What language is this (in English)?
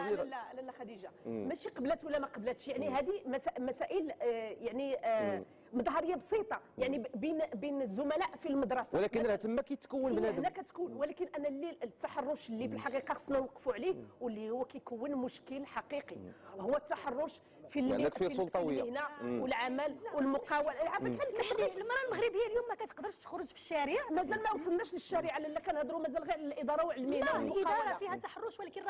Arabic